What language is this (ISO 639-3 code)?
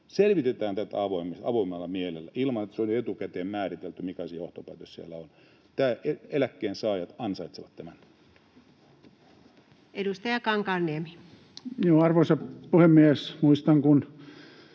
fin